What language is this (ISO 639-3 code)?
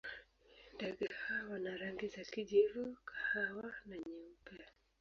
swa